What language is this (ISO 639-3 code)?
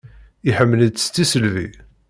kab